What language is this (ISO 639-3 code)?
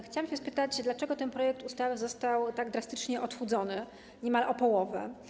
pol